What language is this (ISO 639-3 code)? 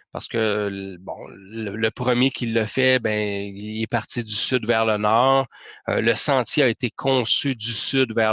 fra